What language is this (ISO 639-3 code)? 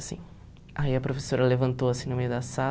por